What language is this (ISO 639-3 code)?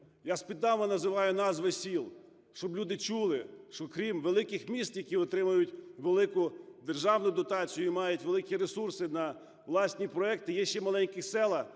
ukr